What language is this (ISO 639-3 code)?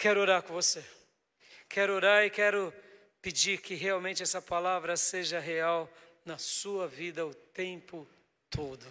por